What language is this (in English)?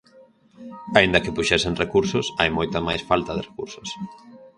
Galician